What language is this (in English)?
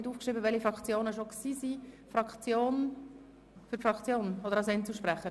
Swiss German